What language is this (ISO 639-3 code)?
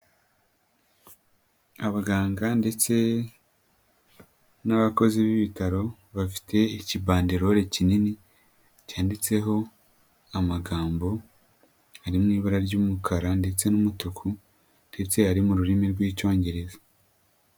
kin